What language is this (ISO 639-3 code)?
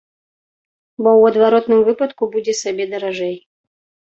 bel